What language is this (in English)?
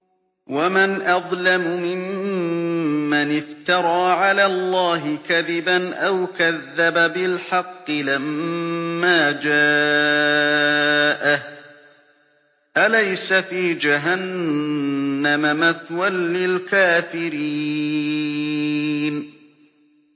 Arabic